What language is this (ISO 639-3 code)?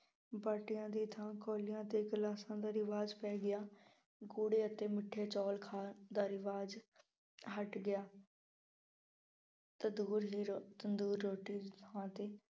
pan